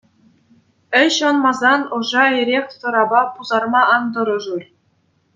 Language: Chuvash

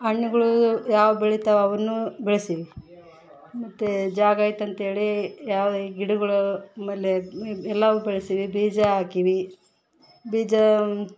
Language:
Kannada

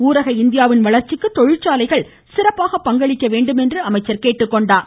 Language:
Tamil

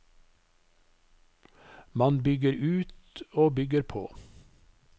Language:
Norwegian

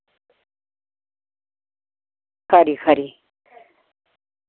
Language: Dogri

